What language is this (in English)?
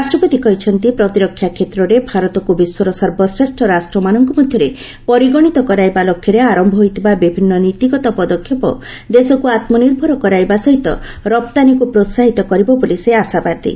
Odia